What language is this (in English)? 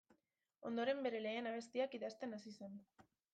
Basque